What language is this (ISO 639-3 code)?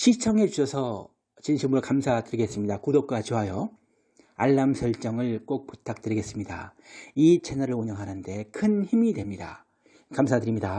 kor